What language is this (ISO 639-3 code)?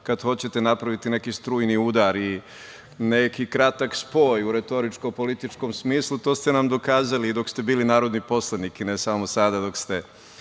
srp